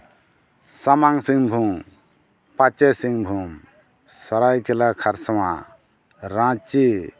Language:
Santali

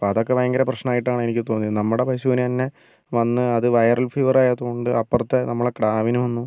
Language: Malayalam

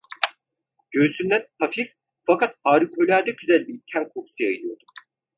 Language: Turkish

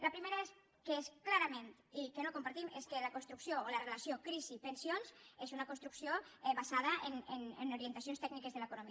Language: Catalan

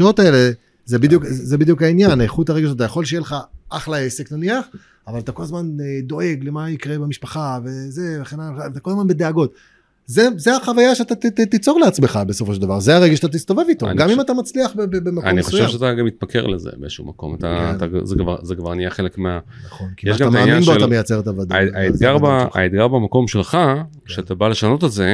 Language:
Hebrew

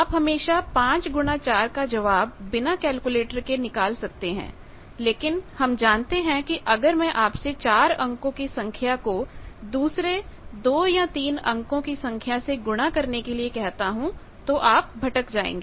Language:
Hindi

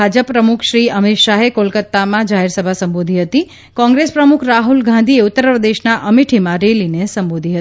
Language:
Gujarati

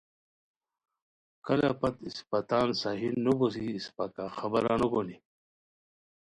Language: Khowar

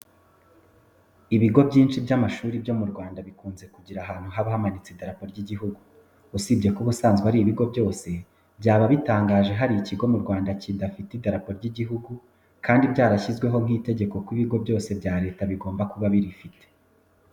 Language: Kinyarwanda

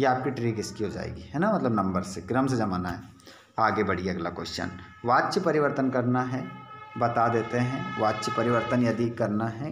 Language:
Hindi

